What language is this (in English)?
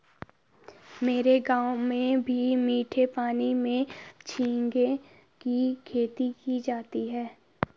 Hindi